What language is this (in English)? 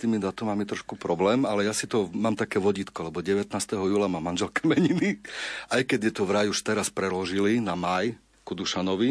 Slovak